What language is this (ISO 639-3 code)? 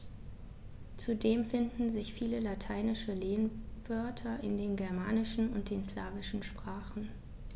deu